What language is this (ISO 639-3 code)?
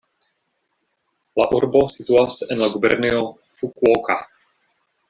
epo